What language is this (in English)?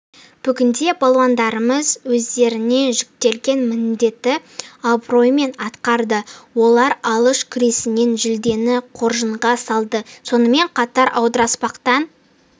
Kazakh